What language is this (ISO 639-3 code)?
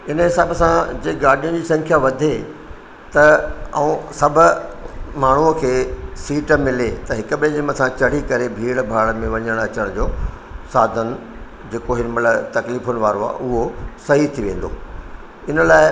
snd